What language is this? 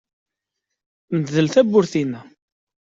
Kabyle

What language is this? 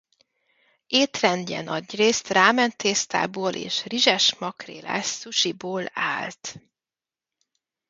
Hungarian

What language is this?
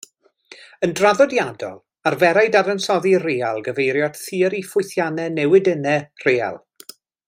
Welsh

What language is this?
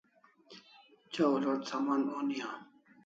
Kalasha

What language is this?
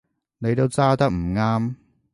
Cantonese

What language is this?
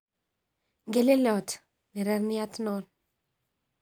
Kalenjin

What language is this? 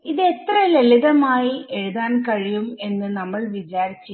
Malayalam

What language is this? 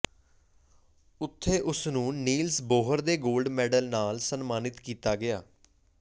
Punjabi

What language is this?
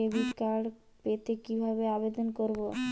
Bangla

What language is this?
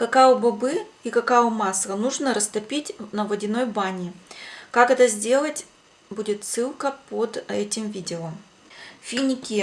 Russian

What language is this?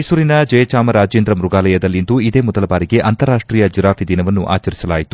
Kannada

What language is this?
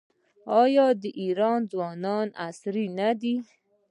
Pashto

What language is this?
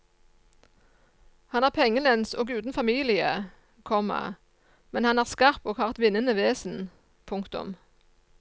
Norwegian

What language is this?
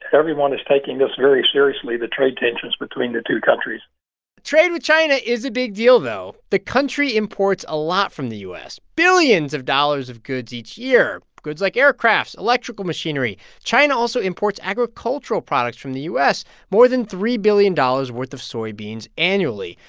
English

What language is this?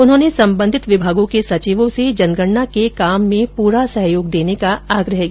Hindi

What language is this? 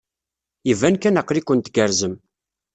Kabyle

